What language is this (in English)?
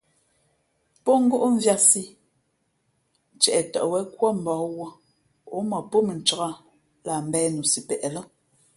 Fe'fe'